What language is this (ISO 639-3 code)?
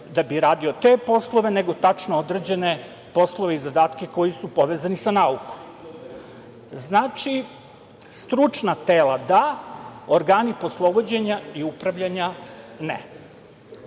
srp